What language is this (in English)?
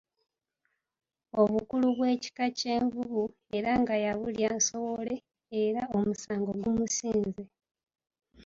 Ganda